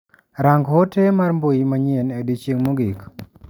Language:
Luo (Kenya and Tanzania)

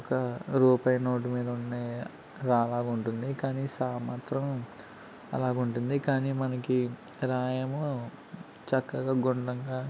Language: Telugu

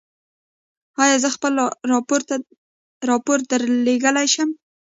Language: Pashto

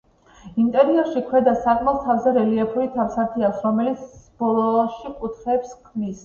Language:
Georgian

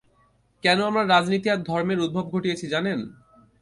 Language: Bangla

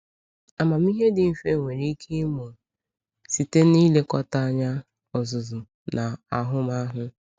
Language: Igbo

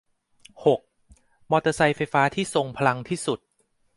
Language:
Thai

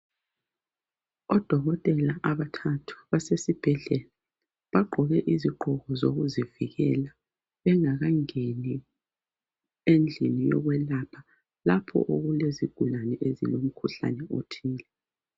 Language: North Ndebele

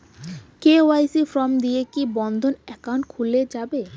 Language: Bangla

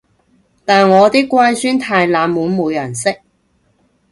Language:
Cantonese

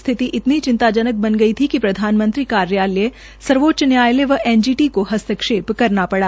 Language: Hindi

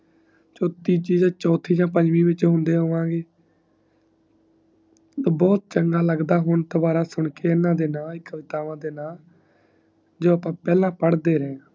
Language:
Punjabi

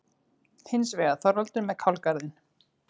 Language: Icelandic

